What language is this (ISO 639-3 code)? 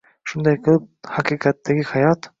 uzb